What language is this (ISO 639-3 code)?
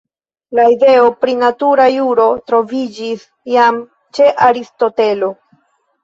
epo